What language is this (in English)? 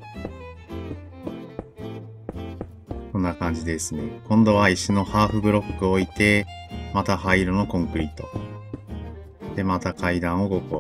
Japanese